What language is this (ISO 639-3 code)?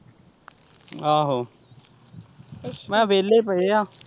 pan